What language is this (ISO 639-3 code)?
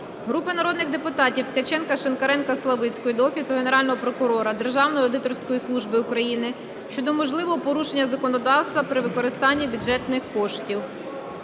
ukr